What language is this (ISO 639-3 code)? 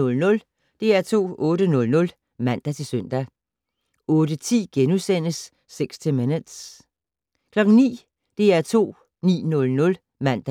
dan